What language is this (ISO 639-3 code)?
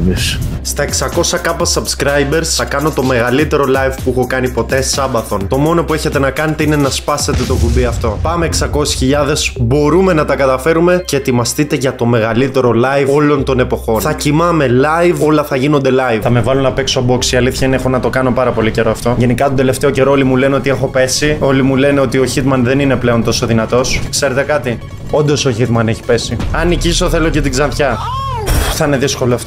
ell